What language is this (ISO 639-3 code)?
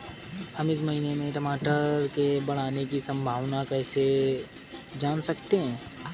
hin